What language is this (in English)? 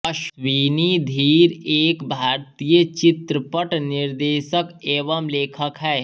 Hindi